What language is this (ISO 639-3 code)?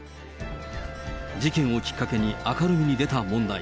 jpn